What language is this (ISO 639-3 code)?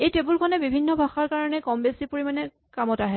asm